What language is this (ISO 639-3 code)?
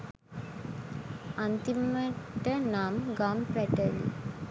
sin